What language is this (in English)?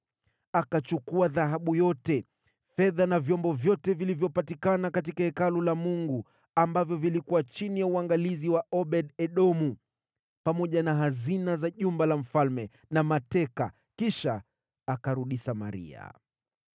Swahili